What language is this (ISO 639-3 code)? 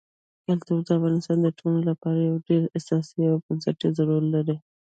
pus